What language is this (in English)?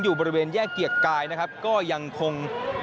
Thai